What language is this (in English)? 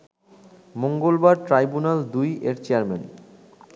Bangla